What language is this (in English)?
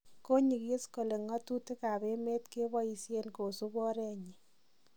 Kalenjin